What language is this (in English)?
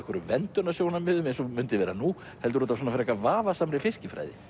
Icelandic